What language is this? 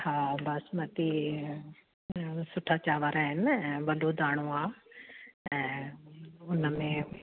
Sindhi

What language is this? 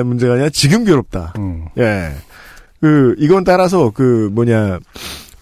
Korean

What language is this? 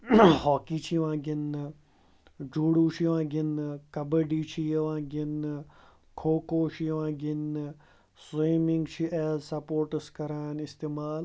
Kashmiri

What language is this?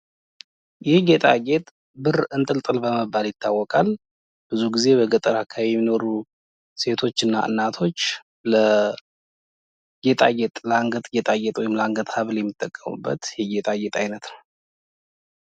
Amharic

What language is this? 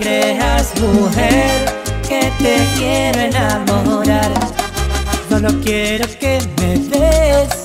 Spanish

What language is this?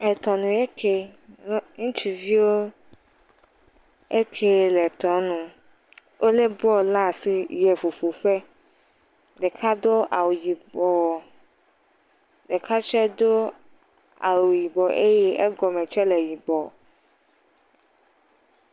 Ewe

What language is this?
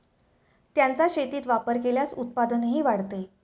Marathi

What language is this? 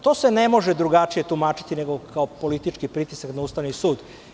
Serbian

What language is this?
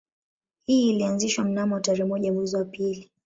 Swahili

